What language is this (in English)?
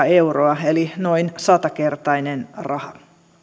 Finnish